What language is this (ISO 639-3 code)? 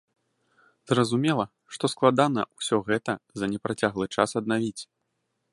bel